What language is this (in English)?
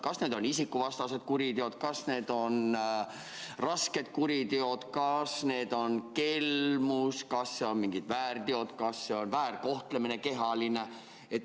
Estonian